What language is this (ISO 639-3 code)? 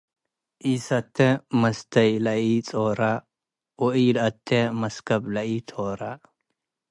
tig